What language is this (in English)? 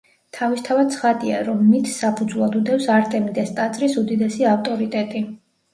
Georgian